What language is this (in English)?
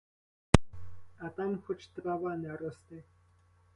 Ukrainian